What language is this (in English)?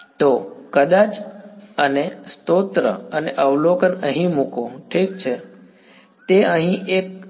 Gujarati